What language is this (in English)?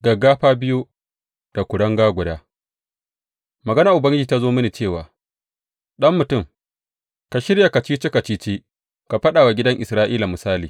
Hausa